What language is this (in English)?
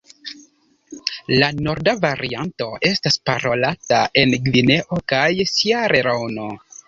Esperanto